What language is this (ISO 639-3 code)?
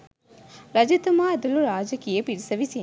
sin